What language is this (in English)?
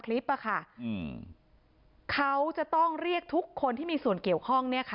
Thai